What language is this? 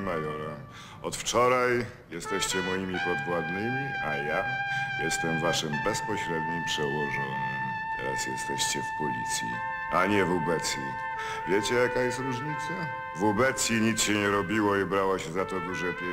Polish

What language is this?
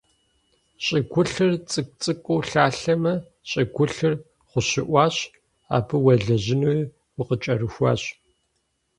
Kabardian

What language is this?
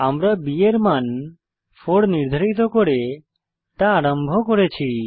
Bangla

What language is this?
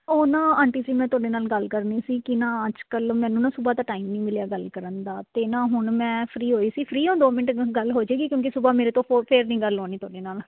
Punjabi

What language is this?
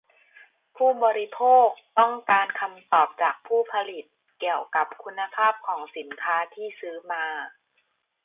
Thai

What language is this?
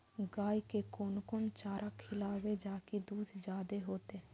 Maithili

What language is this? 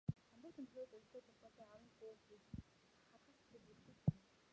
Mongolian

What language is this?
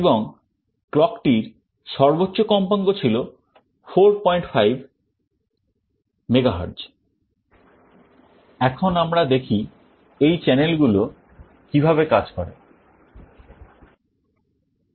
Bangla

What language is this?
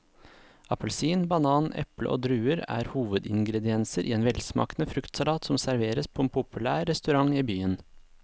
Norwegian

